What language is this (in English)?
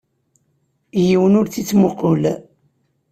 Kabyle